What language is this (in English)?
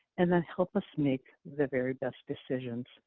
English